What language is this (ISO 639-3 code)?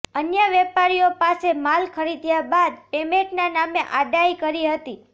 guj